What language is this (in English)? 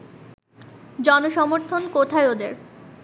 Bangla